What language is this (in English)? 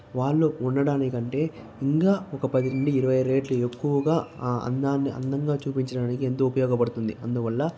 Telugu